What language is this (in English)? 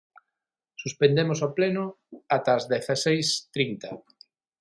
Galician